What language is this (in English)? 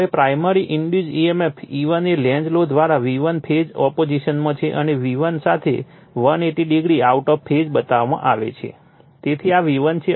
Gujarati